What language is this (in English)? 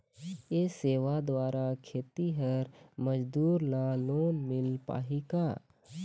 Chhattisgarhi